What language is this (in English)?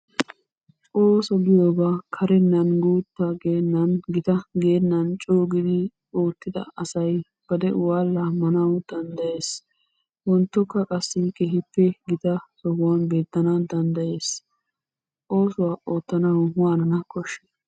Wolaytta